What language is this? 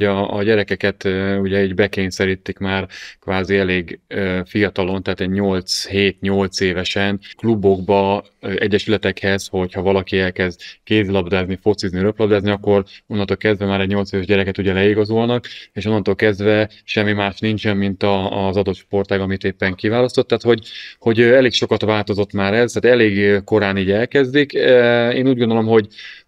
Hungarian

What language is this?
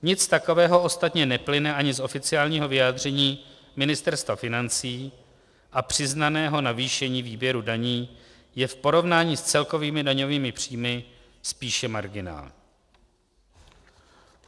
Czech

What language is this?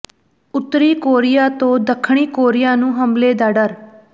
Punjabi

